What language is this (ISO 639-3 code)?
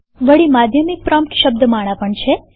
guj